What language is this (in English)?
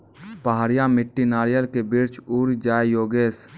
Maithili